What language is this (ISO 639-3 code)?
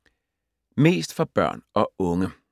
dan